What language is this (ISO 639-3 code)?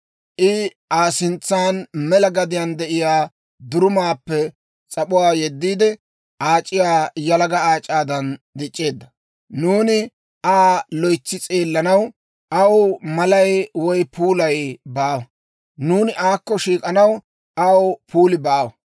dwr